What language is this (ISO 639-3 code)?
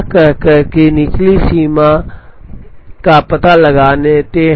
hin